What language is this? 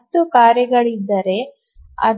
Kannada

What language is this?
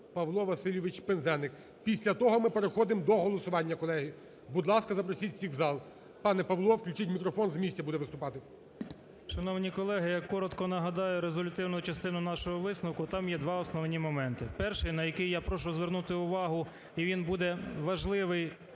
Ukrainian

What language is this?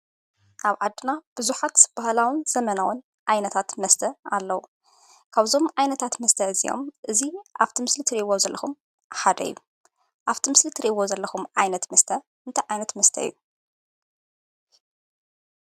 Tigrinya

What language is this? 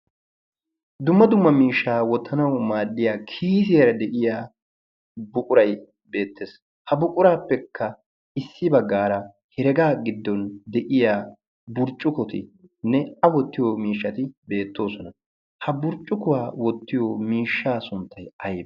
Wolaytta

